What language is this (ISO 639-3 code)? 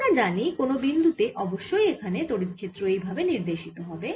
ben